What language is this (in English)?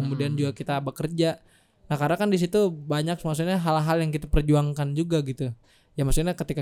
Indonesian